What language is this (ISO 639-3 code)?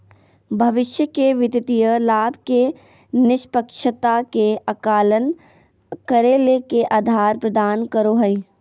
mag